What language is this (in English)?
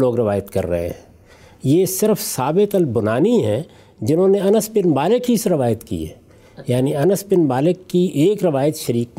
Urdu